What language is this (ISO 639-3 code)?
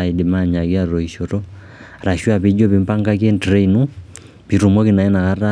mas